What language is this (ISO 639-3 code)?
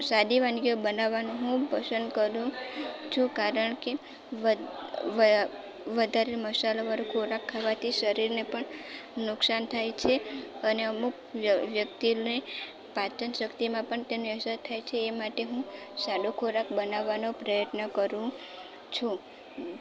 guj